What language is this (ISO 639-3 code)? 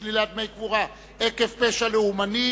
heb